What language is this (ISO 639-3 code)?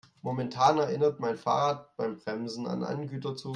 deu